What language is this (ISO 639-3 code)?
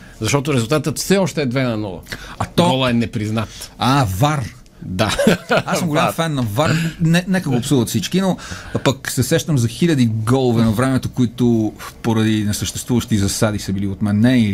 bul